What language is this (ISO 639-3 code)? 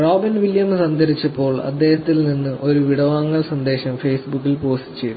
mal